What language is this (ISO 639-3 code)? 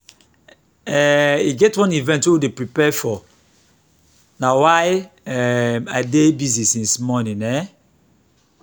pcm